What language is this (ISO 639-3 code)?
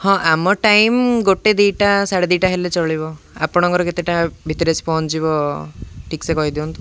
ori